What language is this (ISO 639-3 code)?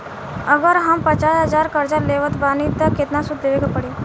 bho